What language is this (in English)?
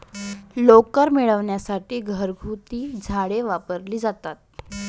Marathi